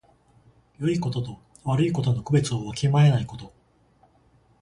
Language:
Japanese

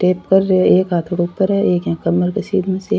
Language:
Rajasthani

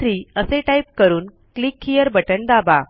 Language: Marathi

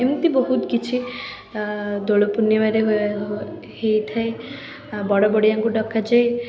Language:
Odia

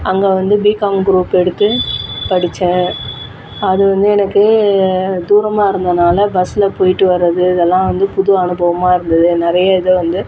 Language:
Tamil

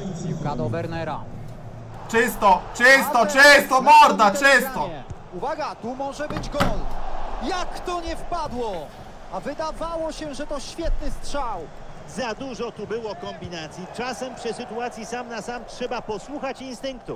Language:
Polish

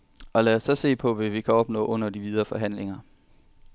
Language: Danish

